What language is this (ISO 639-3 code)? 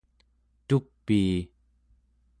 esu